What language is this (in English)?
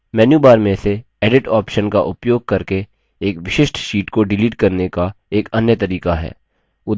Hindi